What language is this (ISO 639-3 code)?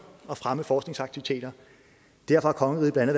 dan